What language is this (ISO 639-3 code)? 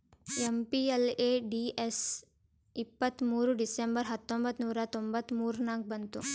kan